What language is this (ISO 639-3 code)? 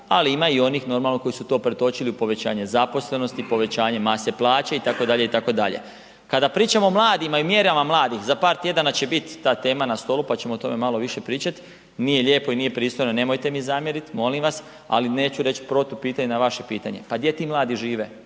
hrv